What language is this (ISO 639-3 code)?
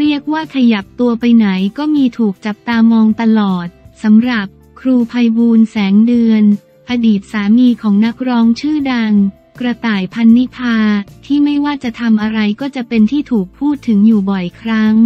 tha